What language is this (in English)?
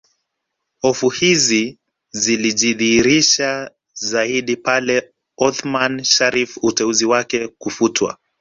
Swahili